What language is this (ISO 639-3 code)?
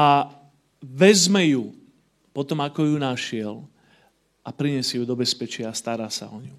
slk